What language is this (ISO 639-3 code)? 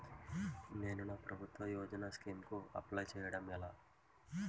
tel